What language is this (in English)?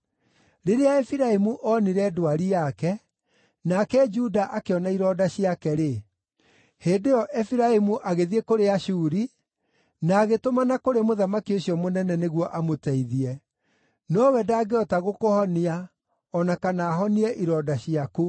Kikuyu